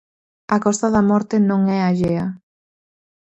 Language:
Galician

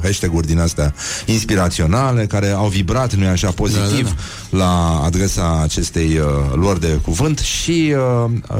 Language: Romanian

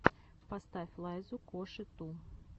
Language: Russian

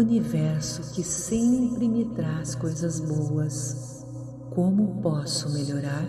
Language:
Portuguese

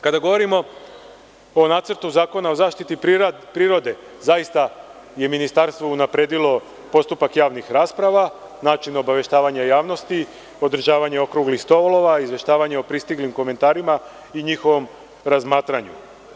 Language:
Serbian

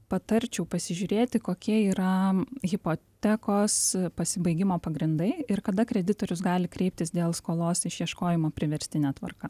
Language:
Lithuanian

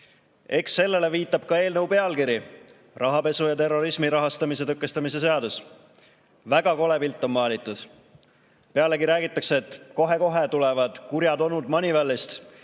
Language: Estonian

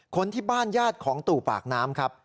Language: Thai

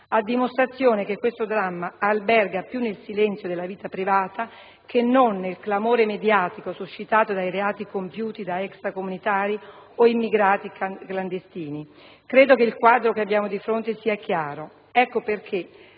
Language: Italian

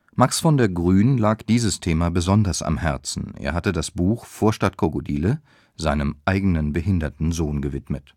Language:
German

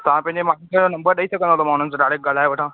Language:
Sindhi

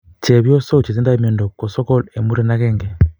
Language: Kalenjin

